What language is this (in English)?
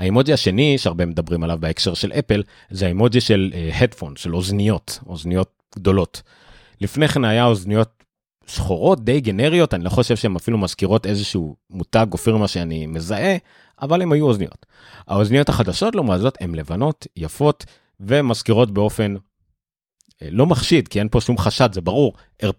Hebrew